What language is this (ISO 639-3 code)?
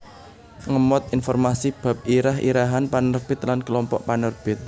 jav